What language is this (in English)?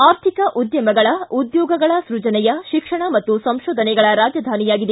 Kannada